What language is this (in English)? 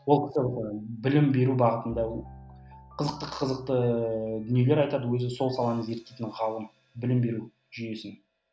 Kazakh